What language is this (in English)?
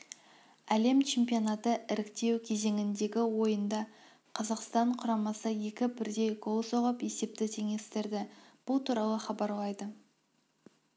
Kazakh